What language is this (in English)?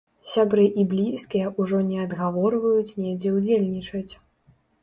Belarusian